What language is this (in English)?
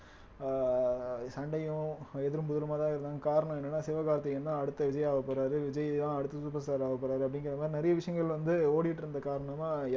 Tamil